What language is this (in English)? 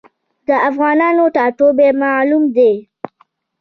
Pashto